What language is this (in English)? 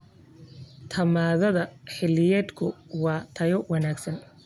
Somali